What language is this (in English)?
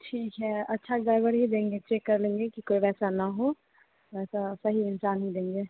Hindi